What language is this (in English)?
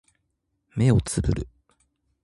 Japanese